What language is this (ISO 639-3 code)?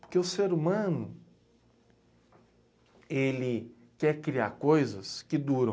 por